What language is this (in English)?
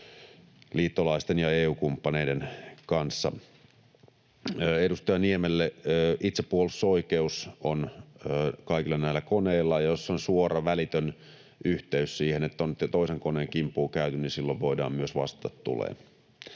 Finnish